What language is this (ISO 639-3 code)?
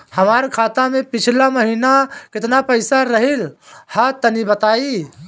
bho